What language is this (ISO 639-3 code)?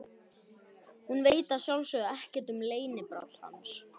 isl